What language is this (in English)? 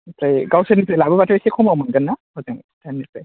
Bodo